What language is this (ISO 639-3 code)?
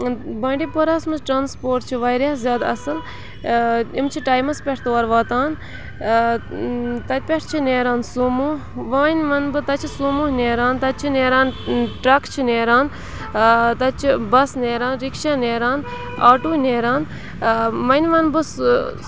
kas